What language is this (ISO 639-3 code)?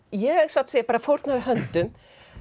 isl